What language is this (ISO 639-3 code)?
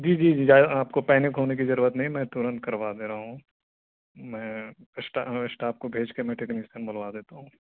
urd